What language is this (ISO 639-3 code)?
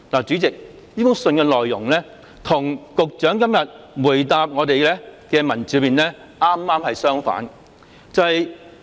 yue